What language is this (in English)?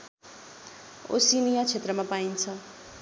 Nepali